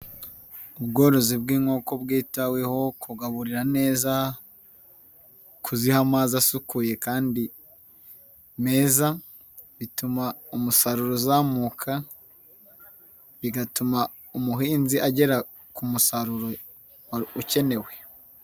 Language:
Kinyarwanda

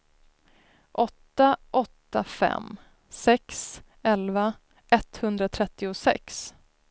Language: Swedish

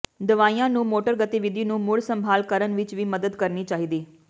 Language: Punjabi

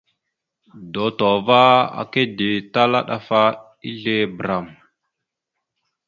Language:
Mada (Cameroon)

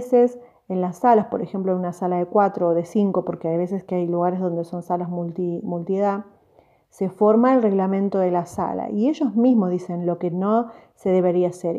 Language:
Spanish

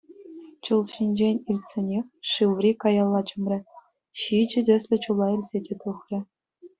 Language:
Chuvash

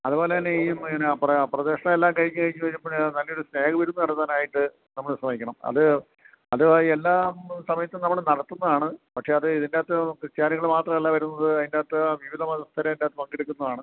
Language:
Malayalam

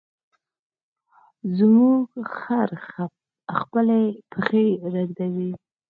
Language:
Pashto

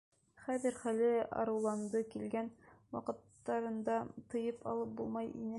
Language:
Bashkir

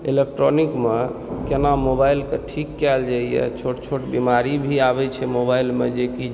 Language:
Maithili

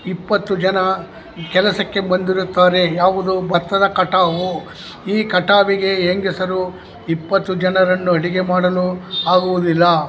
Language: Kannada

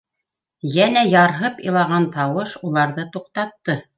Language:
Bashkir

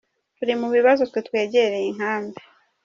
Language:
Kinyarwanda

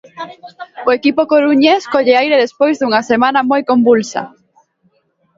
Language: Galician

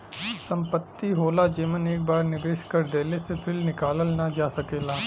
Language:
Bhojpuri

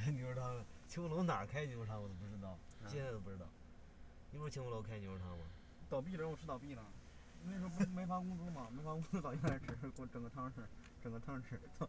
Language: Chinese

